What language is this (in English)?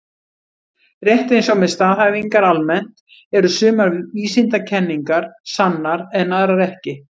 Icelandic